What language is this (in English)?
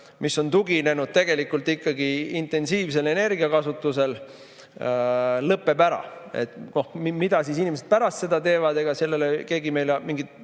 Estonian